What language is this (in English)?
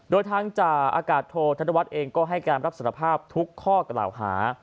Thai